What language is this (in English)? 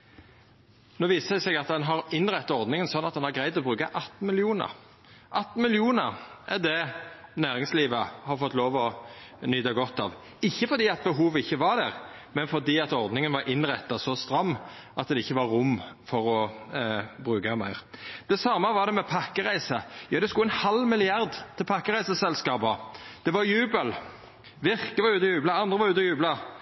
Norwegian Nynorsk